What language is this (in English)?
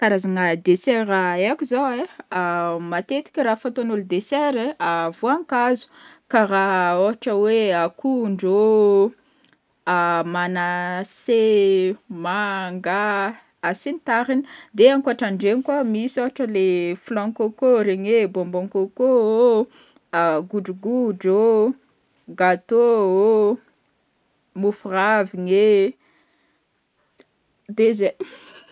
Northern Betsimisaraka Malagasy